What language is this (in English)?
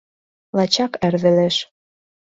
Mari